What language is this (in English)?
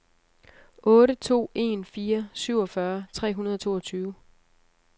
Danish